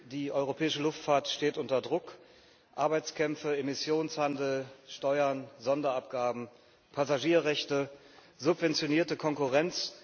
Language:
German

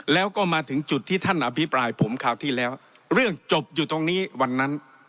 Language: Thai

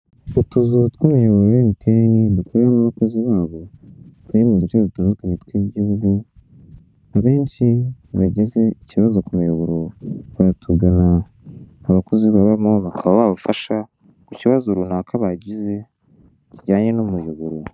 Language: Kinyarwanda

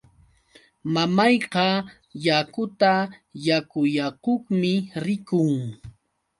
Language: Yauyos Quechua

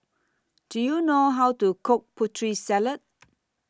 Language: English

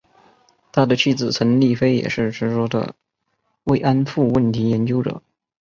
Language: Chinese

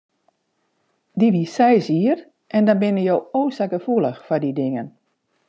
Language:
Western Frisian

